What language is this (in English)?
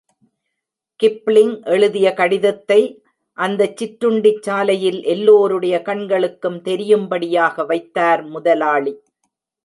Tamil